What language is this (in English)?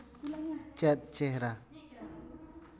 Santali